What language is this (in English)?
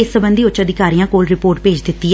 Punjabi